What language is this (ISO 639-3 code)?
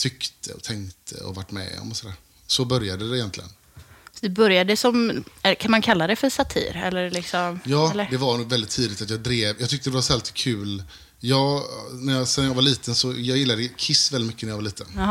swe